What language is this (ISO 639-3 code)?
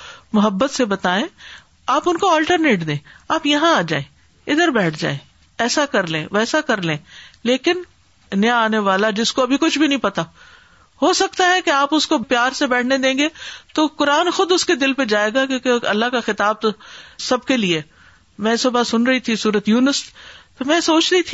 urd